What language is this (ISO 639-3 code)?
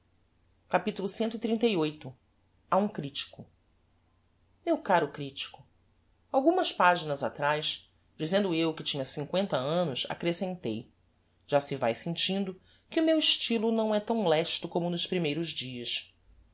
por